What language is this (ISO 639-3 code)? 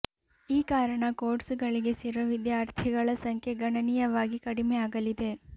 kan